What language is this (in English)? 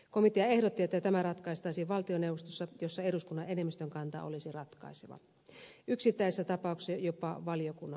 Finnish